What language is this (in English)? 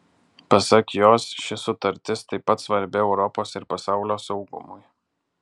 Lithuanian